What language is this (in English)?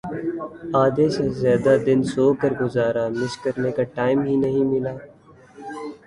Urdu